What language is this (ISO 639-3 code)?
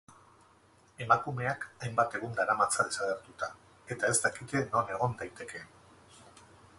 eus